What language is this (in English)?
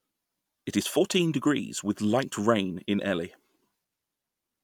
English